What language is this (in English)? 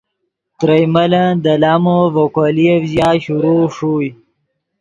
Yidgha